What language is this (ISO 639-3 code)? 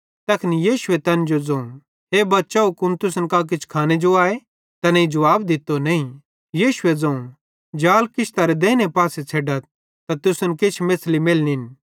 bhd